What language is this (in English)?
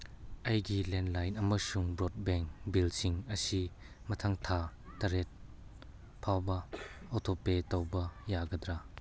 Manipuri